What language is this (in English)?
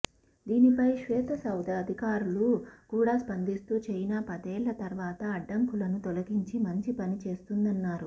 Telugu